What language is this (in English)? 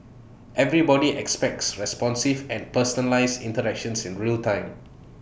English